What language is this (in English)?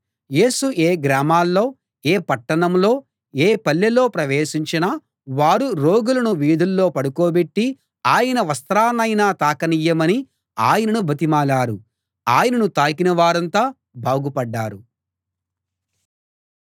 Telugu